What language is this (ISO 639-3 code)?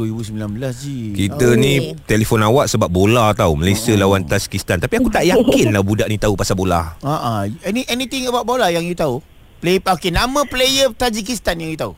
msa